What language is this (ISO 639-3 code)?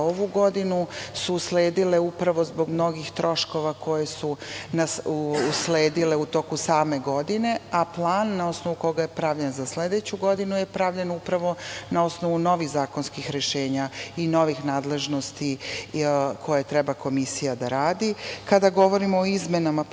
srp